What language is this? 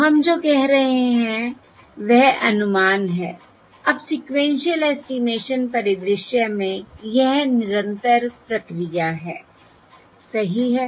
Hindi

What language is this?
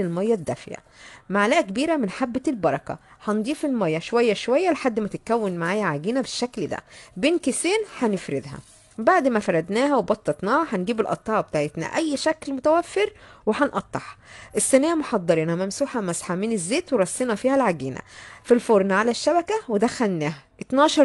Arabic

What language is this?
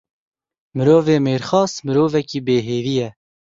Kurdish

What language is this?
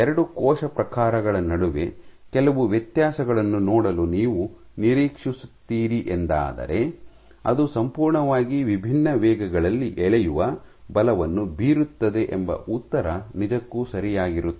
Kannada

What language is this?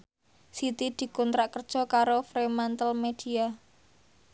Javanese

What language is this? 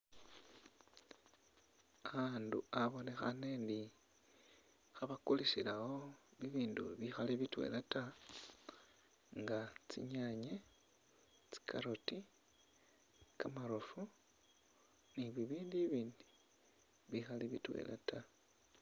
Masaaba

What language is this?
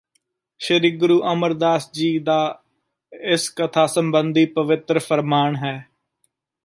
Punjabi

